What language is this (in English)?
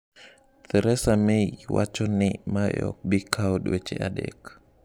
Luo (Kenya and Tanzania)